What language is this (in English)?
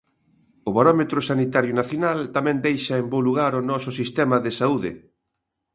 Galician